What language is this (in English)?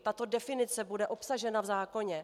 Czech